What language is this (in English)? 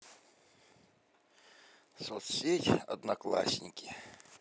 Russian